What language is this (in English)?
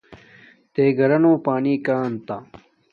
Domaaki